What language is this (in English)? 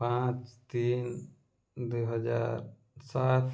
Odia